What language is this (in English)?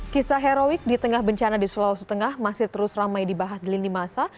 Indonesian